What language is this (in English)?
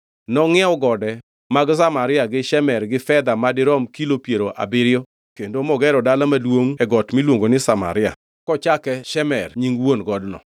Luo (Kenya and Tanzania)